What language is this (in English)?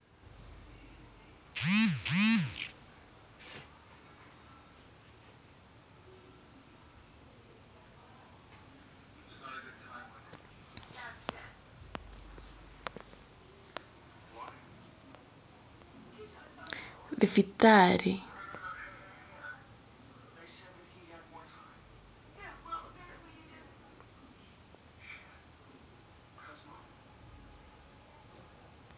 Kikuyu